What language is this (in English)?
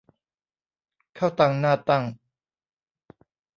Thai